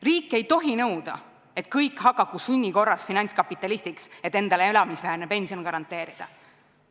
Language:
Estonian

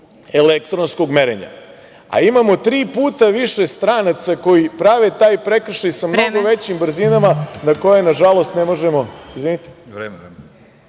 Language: Serbian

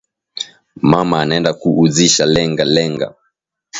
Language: Swahili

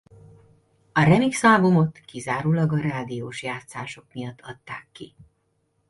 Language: Hungarian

